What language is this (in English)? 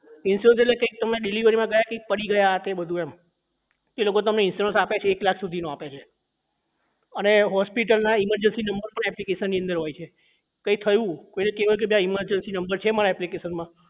Gujarati